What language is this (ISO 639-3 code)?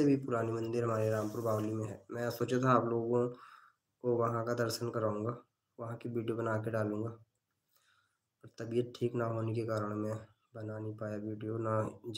hin